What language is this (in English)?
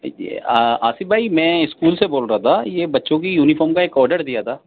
Urdu